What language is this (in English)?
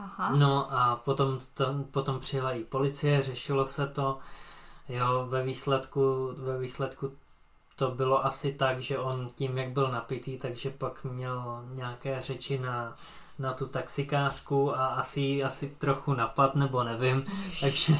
Czech